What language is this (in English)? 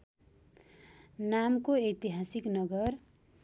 Nepali